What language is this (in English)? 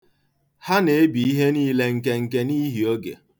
Igbo